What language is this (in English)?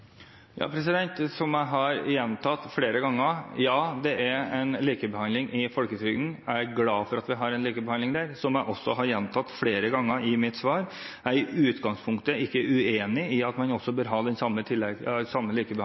Norwegian Bokmål